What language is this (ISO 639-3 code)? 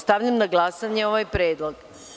srp